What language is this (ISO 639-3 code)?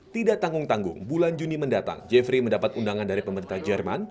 ind